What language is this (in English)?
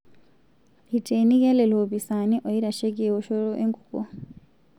Masai